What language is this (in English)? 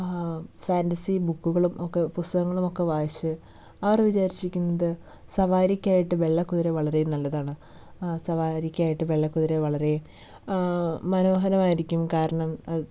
Malayalam